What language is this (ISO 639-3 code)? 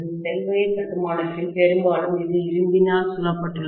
tam